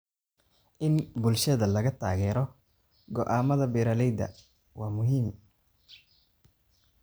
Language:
Somali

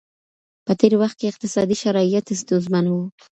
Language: Pashto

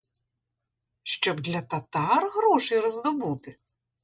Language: Ukrainian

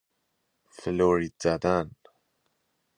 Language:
Persian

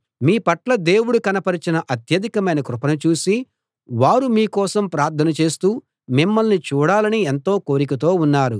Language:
Telugu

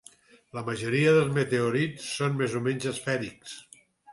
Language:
Catalan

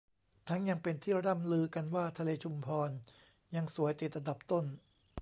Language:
Thai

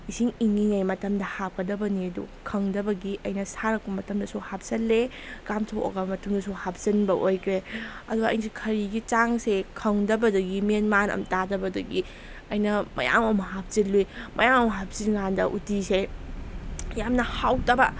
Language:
Manipuri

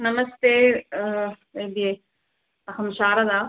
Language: Sanskrit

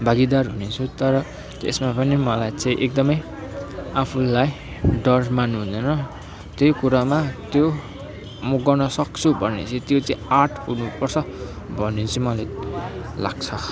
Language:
Nepali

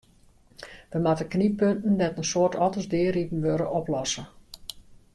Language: Western Frisian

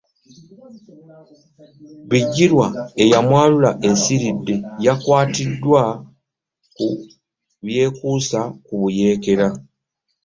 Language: Ganda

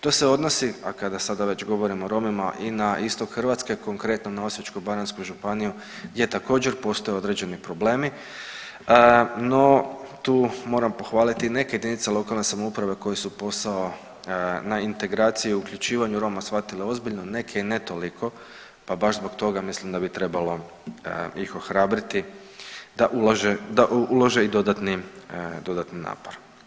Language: Croatian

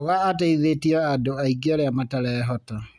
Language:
Kikuyu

